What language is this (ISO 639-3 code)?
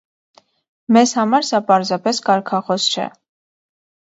hye